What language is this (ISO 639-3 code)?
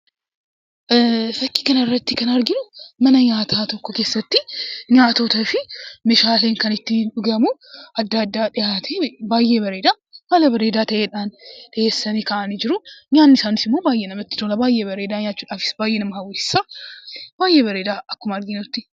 orm